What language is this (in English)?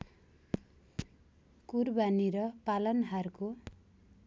Nepali